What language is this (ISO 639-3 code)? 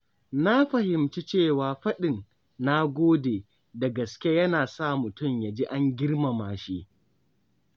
hau